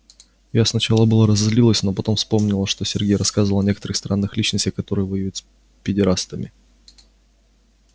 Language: Russian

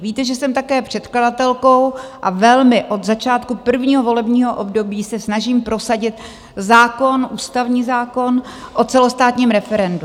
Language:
Czech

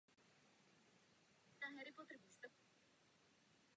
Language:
Czech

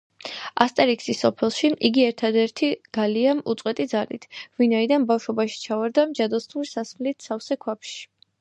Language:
Georgian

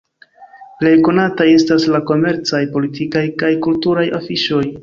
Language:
Esperanto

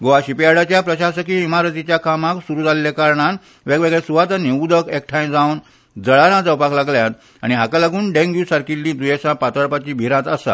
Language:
Konkani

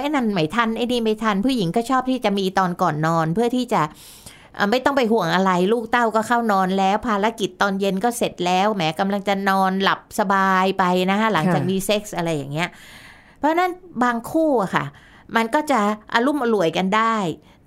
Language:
Thai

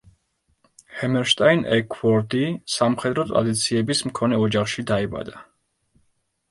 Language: Georgian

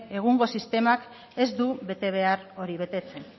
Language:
Basque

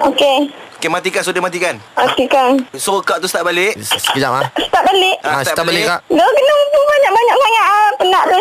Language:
Malay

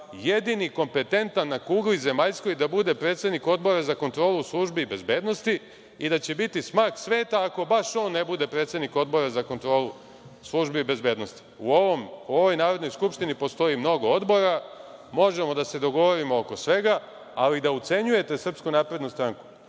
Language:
Serbian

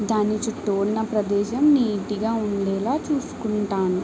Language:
Telugu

